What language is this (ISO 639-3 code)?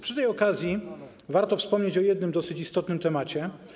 pol